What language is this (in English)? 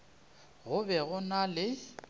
Northern Sotho